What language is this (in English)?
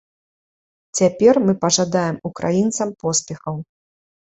Belarusian